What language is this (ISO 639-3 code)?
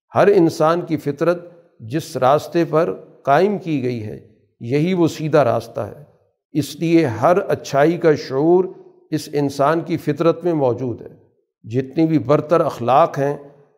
urd